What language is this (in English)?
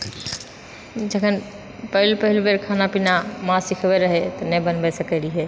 Maithili